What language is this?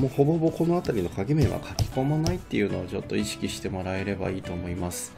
Japanese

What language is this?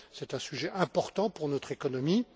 French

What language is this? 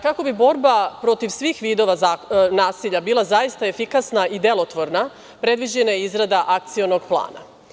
Serbian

